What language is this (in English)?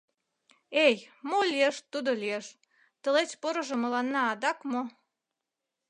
Mari